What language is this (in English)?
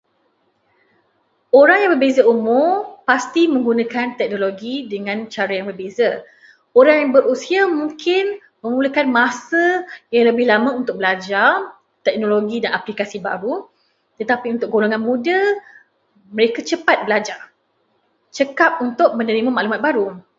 Malay